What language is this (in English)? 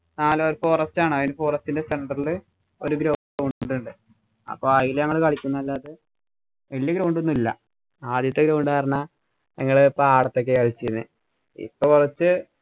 Malayalam